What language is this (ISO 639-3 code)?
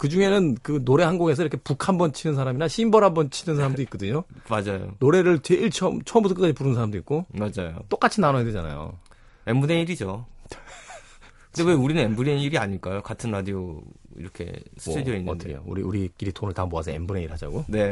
kor